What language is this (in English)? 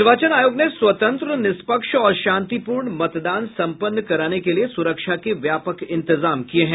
Hindi